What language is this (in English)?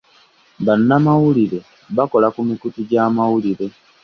Ganda